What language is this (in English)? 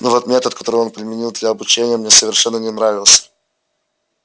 Russian